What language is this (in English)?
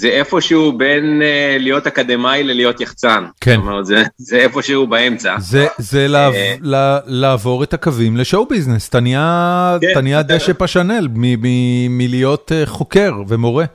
Hebrew